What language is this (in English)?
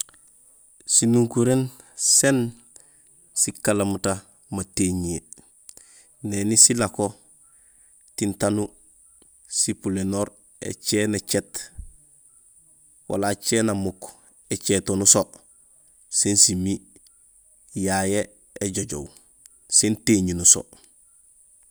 Gusilay